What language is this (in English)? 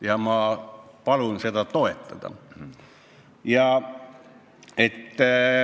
Estonian